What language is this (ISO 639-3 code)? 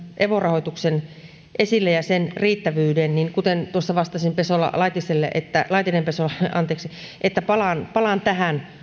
fin